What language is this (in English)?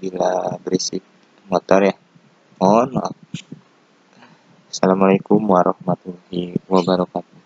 Indonesian